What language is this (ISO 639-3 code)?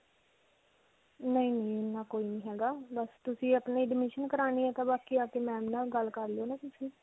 pan